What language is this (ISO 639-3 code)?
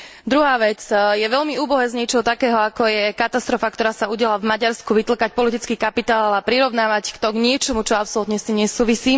slk